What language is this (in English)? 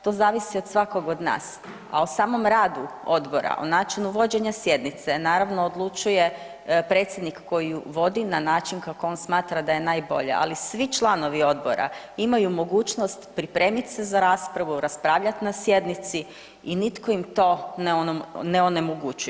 Croatian